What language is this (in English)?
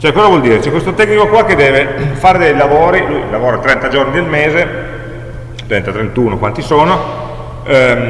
Italian